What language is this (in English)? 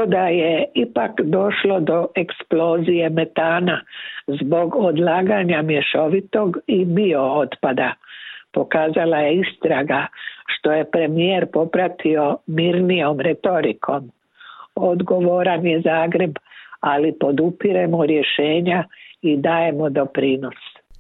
Croatian